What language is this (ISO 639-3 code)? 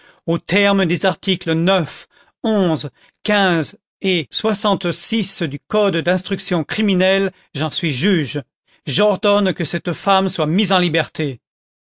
fra